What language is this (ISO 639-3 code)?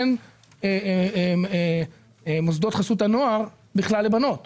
heb